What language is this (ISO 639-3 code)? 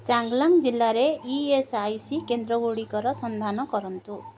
ori